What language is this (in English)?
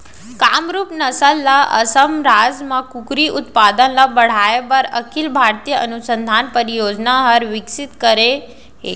Chhattisgarhi